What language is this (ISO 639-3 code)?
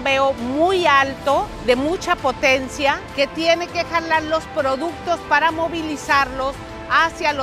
spa